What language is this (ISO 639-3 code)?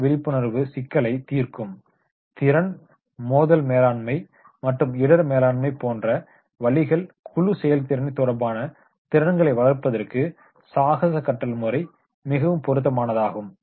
tam